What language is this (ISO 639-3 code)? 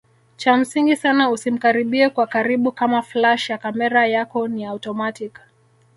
swa